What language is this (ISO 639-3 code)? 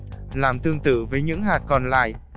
vie